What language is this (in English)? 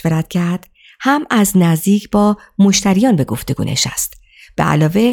Persian